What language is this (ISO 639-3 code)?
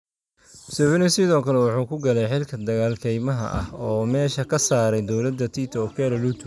som